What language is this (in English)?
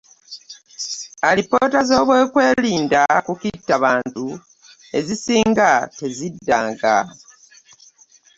Ganda